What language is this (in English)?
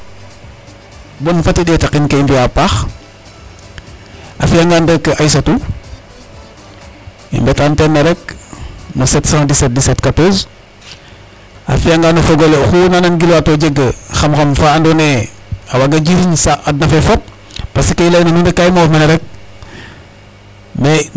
Serer